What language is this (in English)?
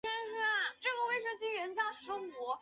Chinese